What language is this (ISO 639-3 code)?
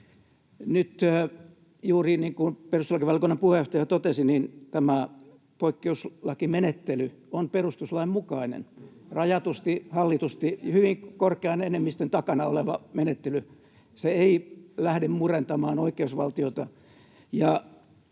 fin